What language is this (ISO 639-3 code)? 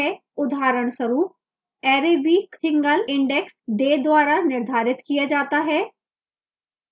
hin